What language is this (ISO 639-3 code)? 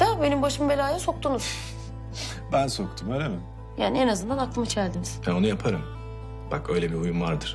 tur